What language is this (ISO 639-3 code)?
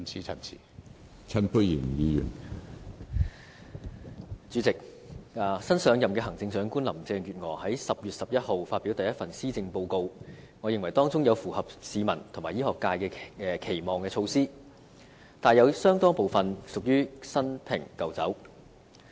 yue